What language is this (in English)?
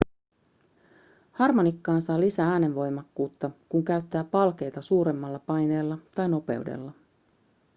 Finnish